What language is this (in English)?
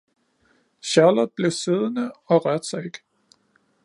Danish